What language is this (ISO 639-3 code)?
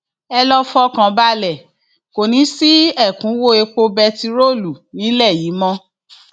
yor